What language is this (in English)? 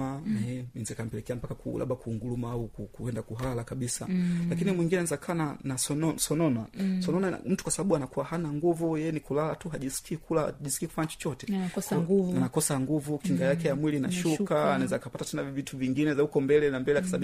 Swahili